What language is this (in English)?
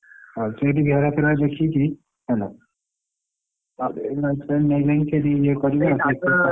Odia